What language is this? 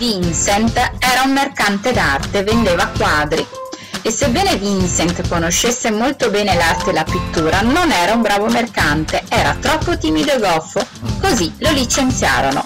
Italian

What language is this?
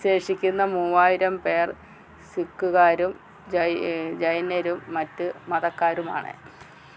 Malayalam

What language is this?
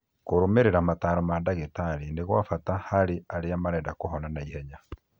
Kikuyu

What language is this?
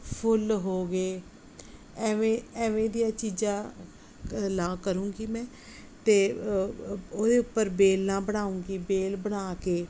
Punjabi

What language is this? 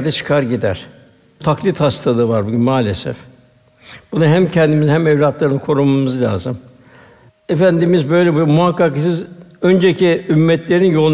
Turkish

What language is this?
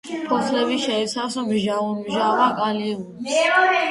Georgian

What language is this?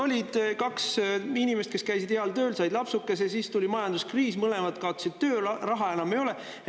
Estonian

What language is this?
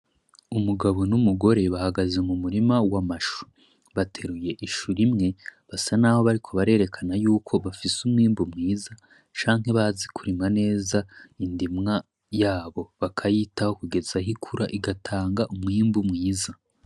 Rundi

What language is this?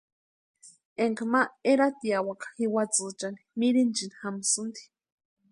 Western Highland Purepecha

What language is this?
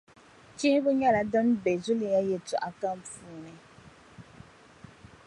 Dagbani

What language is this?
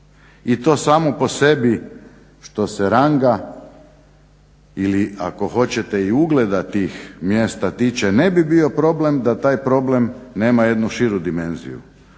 Croatian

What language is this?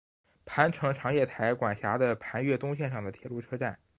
Chinese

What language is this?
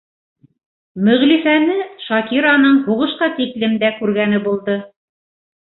Bashkir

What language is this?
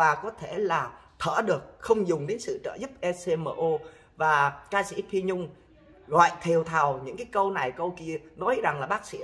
Vietnamese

